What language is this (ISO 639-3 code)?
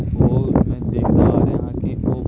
pan